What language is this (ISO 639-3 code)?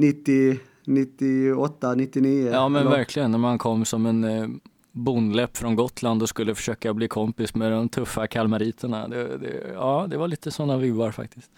swe